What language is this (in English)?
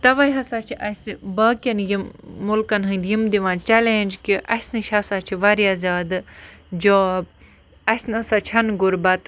Kashmiri